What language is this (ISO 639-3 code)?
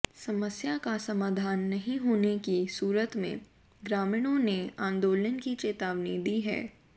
hin